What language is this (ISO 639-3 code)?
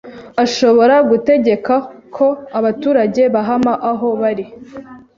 kin